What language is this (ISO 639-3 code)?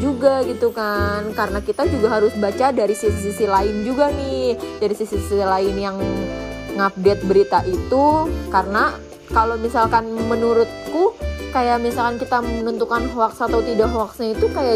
ind